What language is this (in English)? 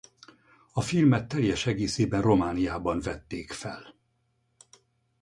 Hungarian